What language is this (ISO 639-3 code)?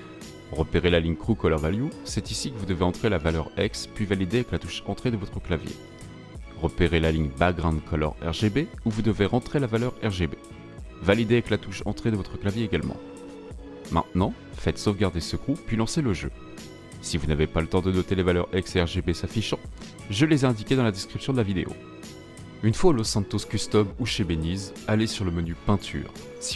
fra